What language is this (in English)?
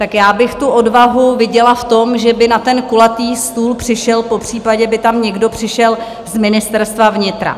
Czech